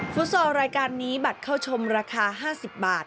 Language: Thai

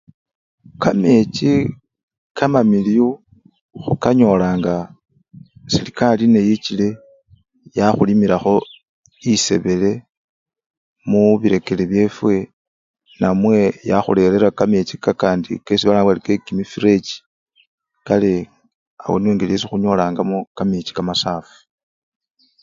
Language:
Luyia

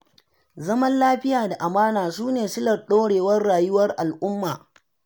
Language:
Hausa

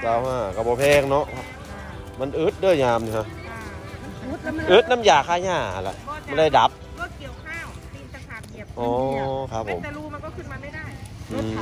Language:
Thai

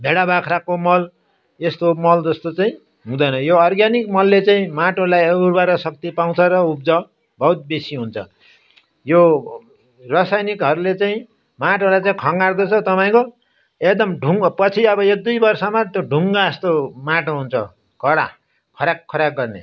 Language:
Nepali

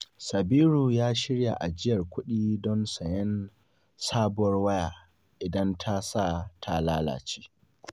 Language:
Hausa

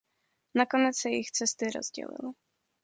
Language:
Czech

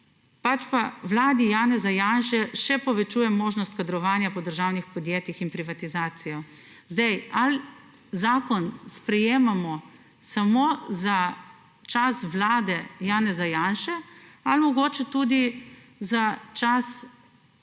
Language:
Slovenian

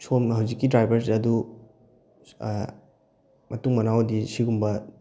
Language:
Manipuri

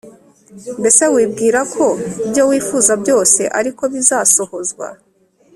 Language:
Kinyarwanda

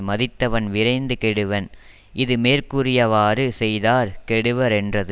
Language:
Tamil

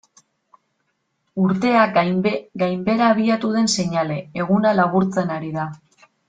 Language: Basque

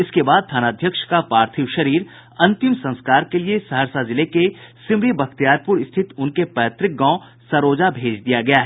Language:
Hindi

